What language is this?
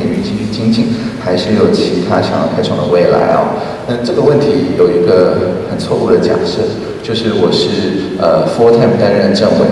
Chinese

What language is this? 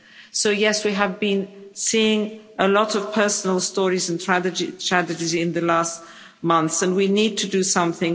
English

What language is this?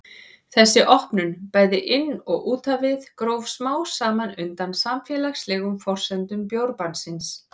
Icelandic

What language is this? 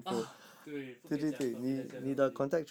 English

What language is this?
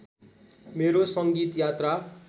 Nepali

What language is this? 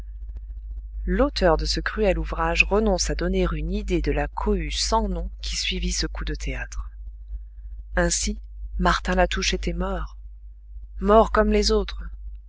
French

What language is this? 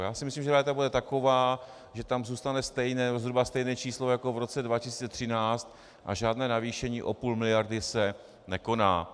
Czech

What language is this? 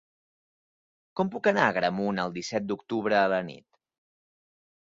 Catalan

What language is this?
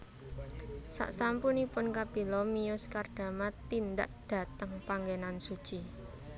Javanese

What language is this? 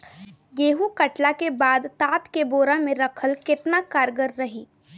Bhojpuri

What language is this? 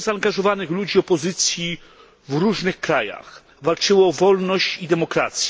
Polish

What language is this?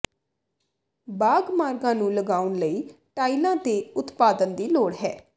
Punjabi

